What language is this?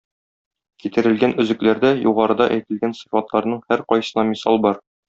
Tatar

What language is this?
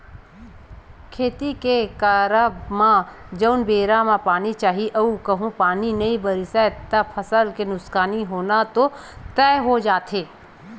Chhattisgarhi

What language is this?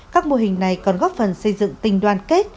Vietnamese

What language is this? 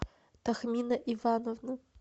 Russian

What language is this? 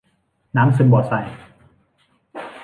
Thai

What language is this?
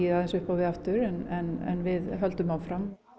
Icelandic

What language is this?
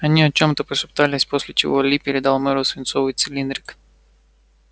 Russian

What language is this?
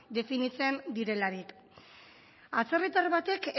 Basque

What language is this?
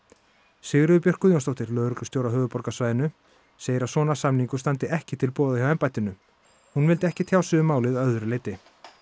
Icelandic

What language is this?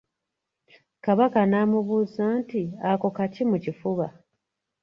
Ganda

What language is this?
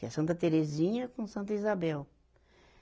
Portuguese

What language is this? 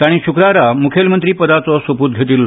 Konkani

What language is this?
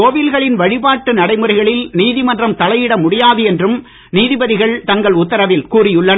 Tamil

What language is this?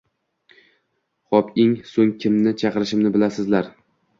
Uzbek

